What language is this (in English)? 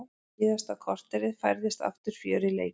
Icelandic